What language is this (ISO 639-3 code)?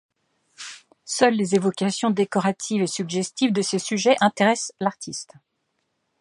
fra